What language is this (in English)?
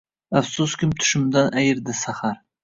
Uzbek